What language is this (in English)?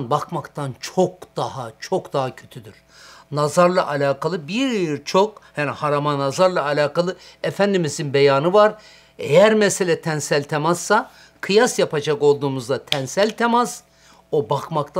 Turkish